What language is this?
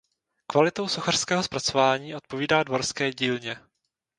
Czech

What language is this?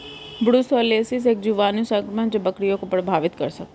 Hindi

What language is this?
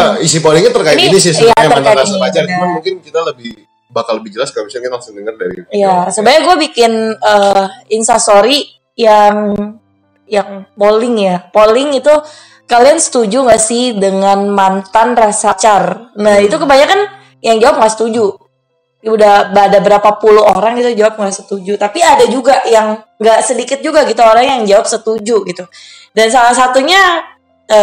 Indonesian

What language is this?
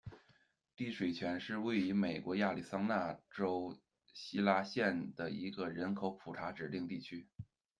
Chinese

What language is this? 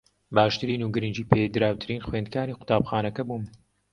Central Kurdish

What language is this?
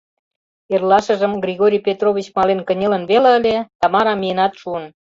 Mari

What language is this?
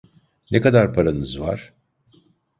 Turkish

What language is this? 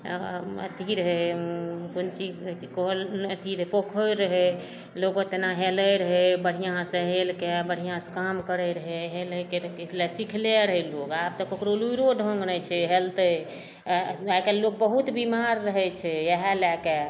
Maithili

